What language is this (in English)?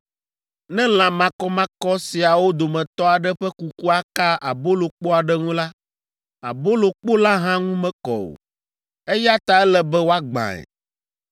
Ewe